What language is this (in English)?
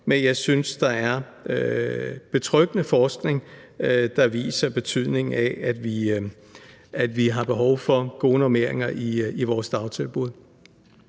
Danish